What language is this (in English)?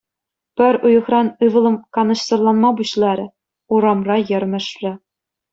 Chuvash